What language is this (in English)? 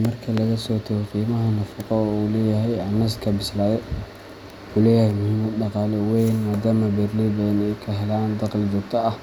Somali